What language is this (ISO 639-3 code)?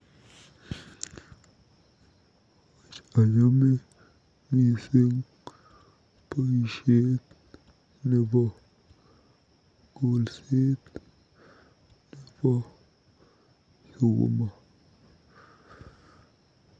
kln